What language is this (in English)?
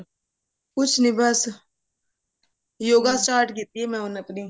Punjabi